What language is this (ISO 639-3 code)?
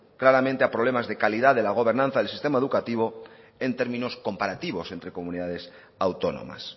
spa